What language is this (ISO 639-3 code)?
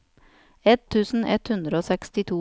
nor